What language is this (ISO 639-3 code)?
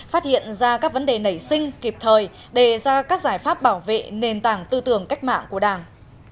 vie